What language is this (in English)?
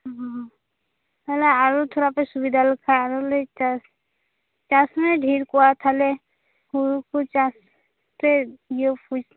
Santali